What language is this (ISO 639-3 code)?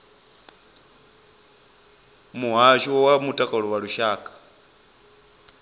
ven